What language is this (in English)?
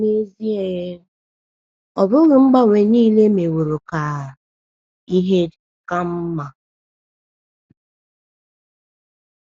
Igbo